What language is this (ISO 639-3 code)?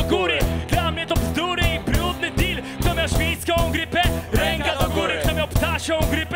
pol